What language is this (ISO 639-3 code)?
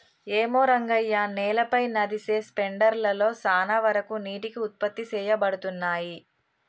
tel